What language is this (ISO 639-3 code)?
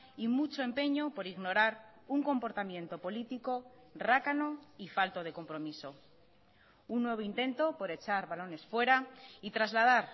spa